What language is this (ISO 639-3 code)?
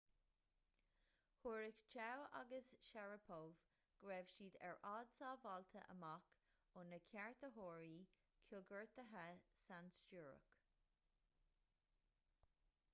gle